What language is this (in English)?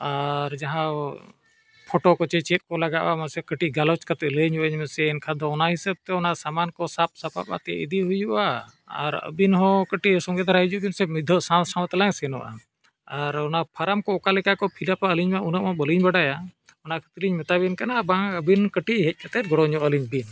Santali